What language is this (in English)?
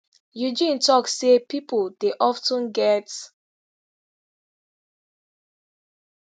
Nigerian Pidgin